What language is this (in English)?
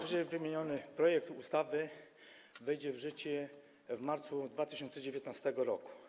Polish